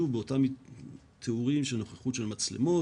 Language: Hebrew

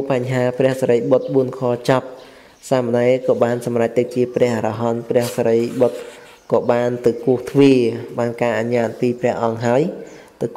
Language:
Vietnamese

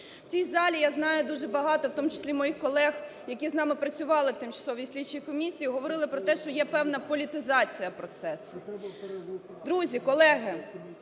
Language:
Ukrainian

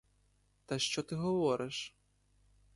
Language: Ukrainian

